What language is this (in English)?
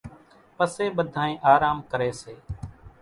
Kachi Koli